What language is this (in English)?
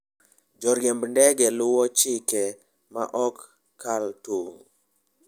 Luo (Kenya and Tanzania)